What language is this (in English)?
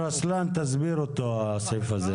Hebrew